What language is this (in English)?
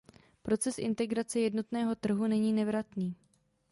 Czech